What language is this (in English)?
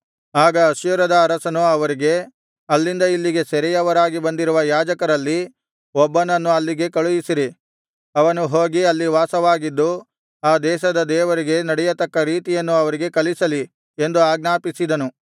Kannada